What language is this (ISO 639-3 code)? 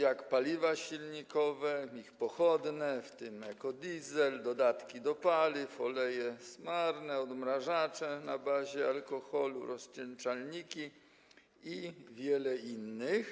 pol